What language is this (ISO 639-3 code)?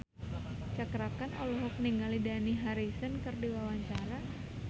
sun